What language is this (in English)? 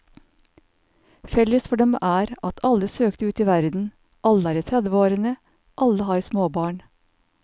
Norwegian